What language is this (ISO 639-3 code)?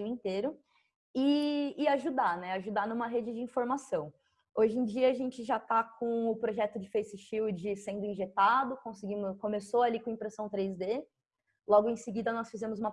por